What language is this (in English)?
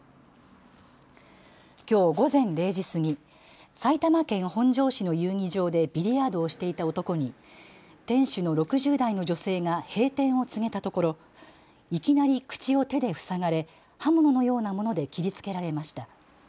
Japanese